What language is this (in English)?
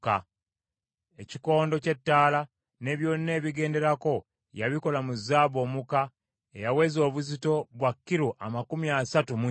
Ganda